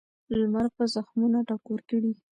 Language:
Pashto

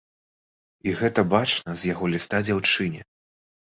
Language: Belarusian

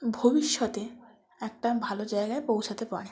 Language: Bangla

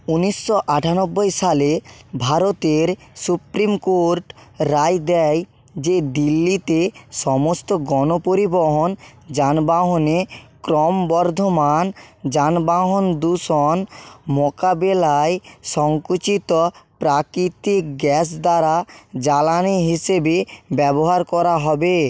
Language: Bangla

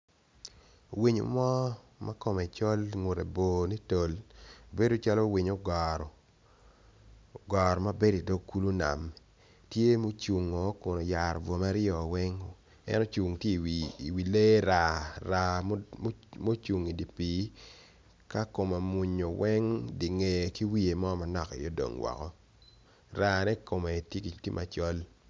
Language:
Acoli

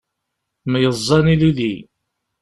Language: Kabyle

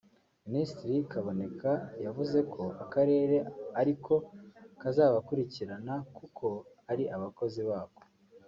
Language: Kinyarwanda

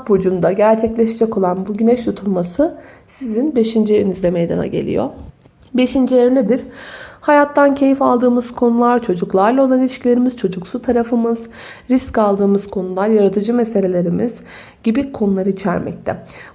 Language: Turkish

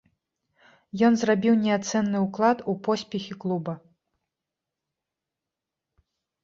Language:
Belarusian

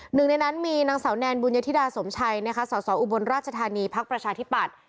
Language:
Thai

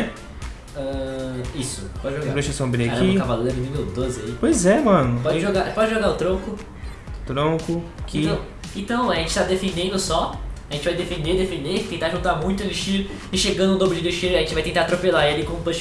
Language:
Portuguese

